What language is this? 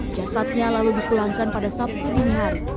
Indonesian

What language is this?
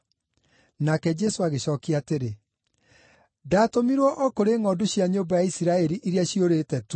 Kikuyu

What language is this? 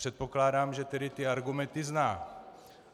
Czech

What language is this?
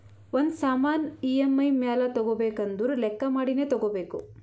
Kannada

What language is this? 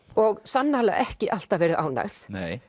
Icelandic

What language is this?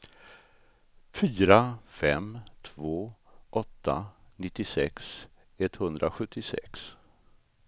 Swedish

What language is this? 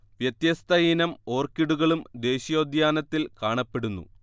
Malayalam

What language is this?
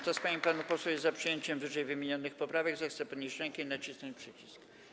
Polish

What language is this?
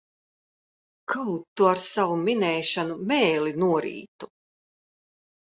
Latvian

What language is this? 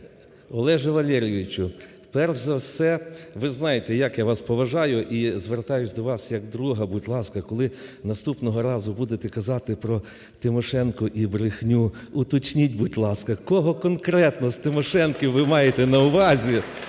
Ukrainian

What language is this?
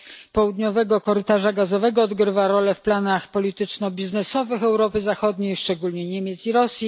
Polish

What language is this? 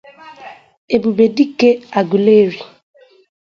Igbo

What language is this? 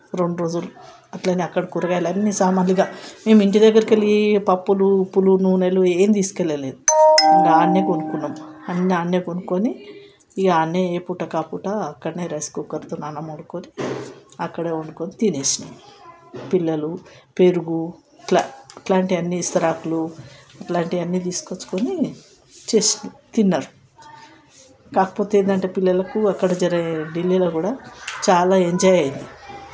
Telugu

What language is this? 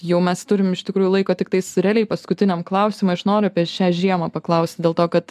Lithuanian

